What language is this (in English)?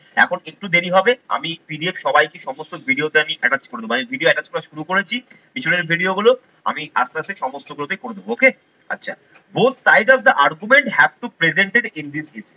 Bangla